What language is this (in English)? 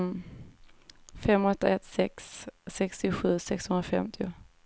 Swedish